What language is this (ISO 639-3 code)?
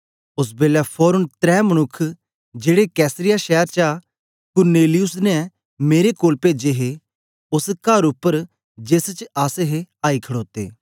doi